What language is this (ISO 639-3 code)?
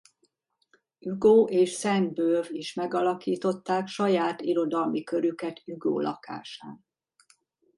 hun